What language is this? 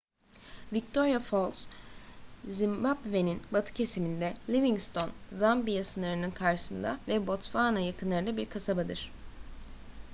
Turkish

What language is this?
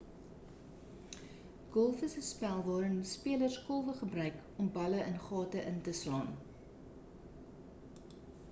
Afrikaans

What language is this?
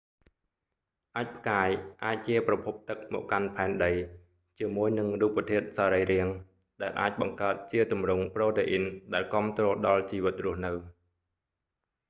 Khmer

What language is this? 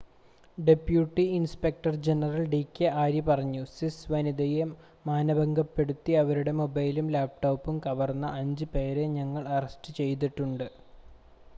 Malayalam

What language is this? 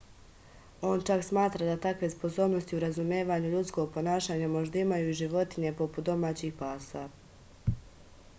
Serbian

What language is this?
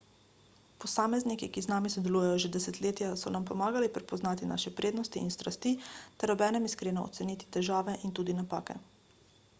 Slovenian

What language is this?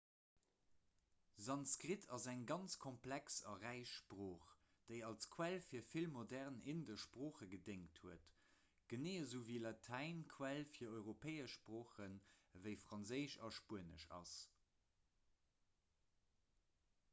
Luxembourgish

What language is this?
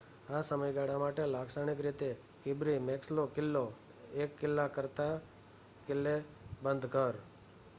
Gujarati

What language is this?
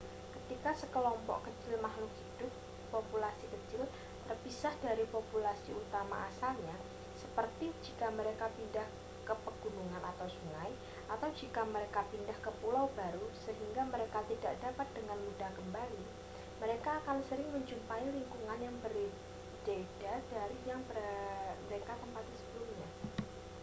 Indonesian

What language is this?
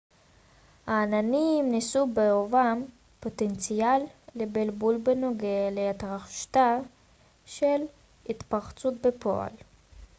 Hebrew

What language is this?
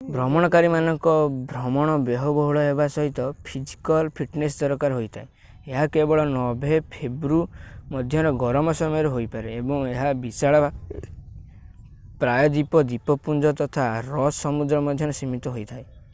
Odia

